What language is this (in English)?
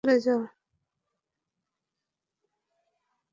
Bangla